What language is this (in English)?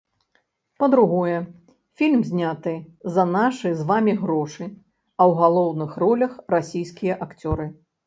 Belarusian